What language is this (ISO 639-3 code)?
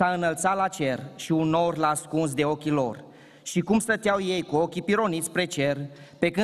ron